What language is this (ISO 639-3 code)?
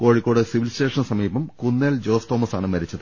mal